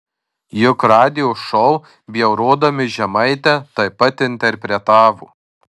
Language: Lithuanian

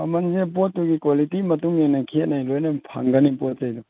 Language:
Manipuri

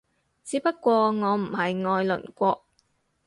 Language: Cantonese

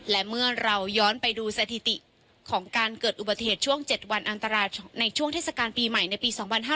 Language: Thai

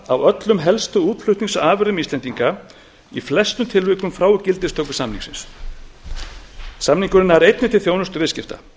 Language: Icelandic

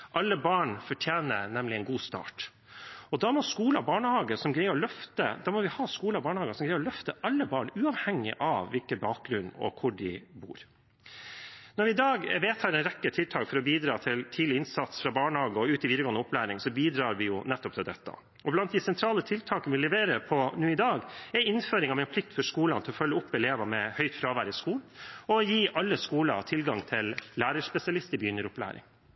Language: Norwegian Bokmål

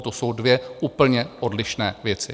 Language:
Czech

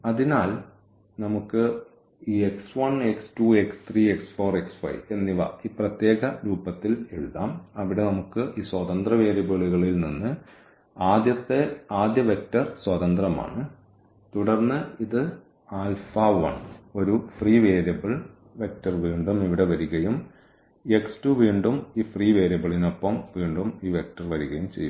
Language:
Malayalam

